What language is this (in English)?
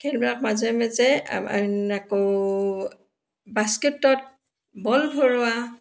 Assamese